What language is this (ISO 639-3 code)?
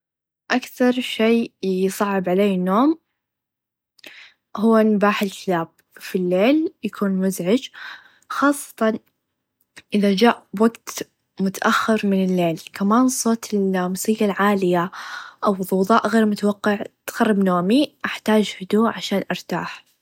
ars